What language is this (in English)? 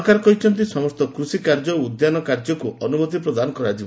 Odia